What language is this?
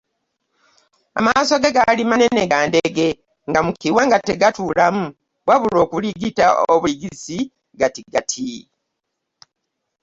Ganda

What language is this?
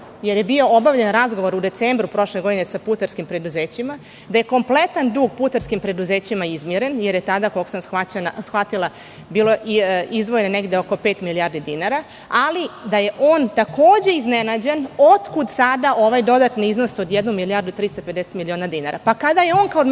Serbian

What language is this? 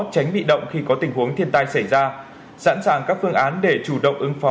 Vietnamese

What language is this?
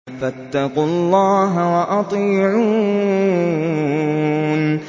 Arabic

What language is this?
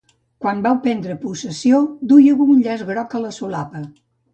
Catalan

